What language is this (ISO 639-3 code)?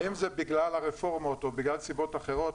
heb